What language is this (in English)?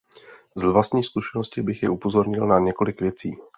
Czech